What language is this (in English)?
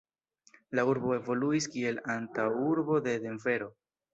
Esperanto